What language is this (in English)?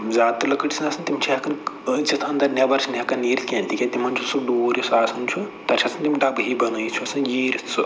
Kashmiri